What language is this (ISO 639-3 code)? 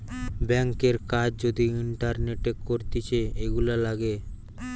ben